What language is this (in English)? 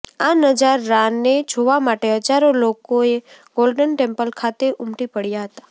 Gujarati